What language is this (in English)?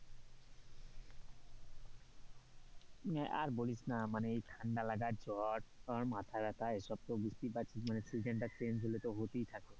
Bangla